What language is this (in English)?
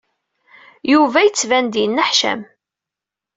Kabyle